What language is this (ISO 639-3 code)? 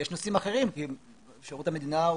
heb